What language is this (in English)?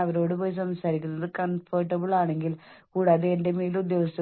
Malayalam